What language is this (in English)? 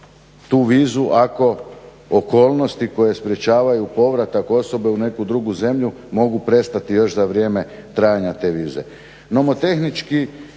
Croatian